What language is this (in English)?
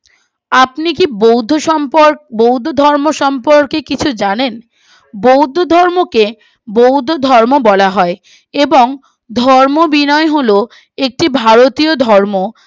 Bangla